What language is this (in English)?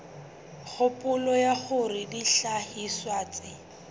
Southern Sotho